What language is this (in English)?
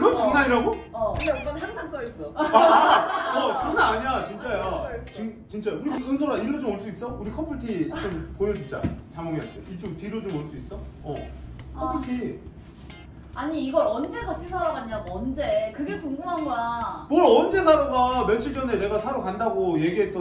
Korean